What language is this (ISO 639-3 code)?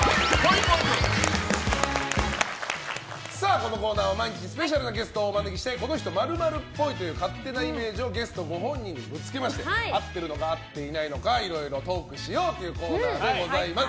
jpn